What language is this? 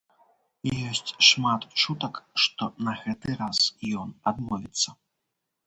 Belarusian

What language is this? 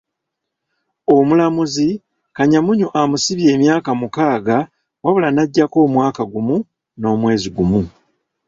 Ganda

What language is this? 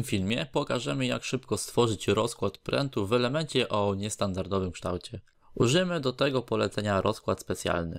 Polish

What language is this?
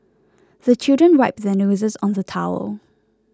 English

